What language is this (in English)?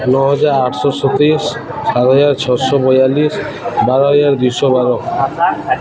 Odia